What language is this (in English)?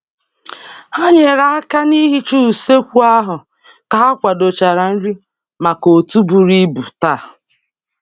Igbo